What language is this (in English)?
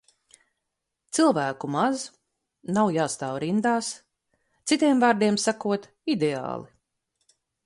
Latvian